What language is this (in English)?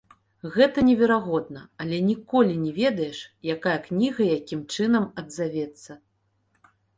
Belarusian